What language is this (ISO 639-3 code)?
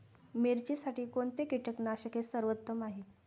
mar